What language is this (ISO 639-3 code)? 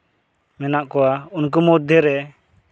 sat